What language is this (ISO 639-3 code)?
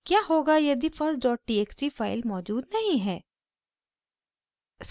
hin